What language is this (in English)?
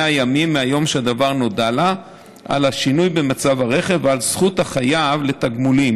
Hebrew